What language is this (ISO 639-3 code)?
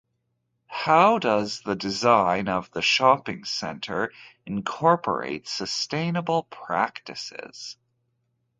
eng